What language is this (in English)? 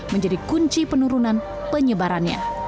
Indonesian